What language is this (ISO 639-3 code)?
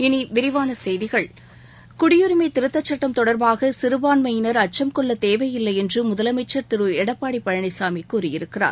tam